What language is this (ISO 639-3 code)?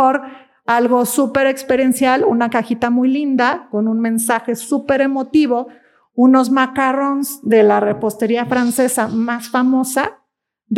spa